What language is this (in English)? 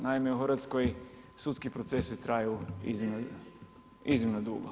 Croatian